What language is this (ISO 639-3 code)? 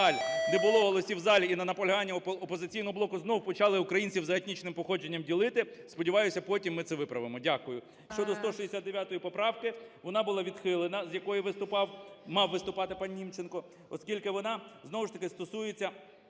ukr